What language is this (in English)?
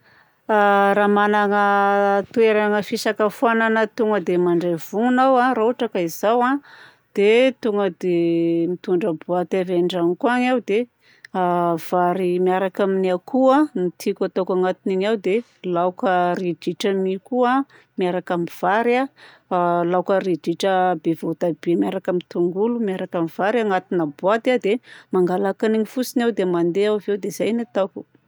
Southern Betsimisaraka Malagasy